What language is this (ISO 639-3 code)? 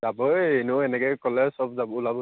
asm